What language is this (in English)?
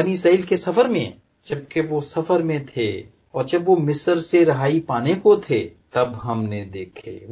Punjabi